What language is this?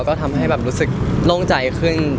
Thai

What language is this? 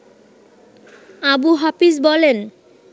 Bangla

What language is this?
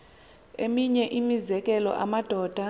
Xhosa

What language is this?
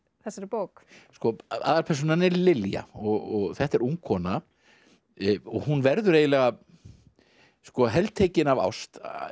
Icelandic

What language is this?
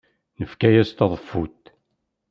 Kabyle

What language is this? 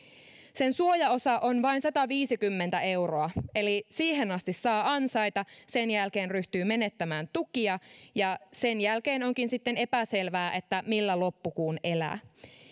Finnish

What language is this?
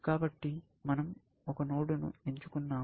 Telugu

